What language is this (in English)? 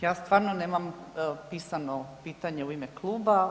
Croatian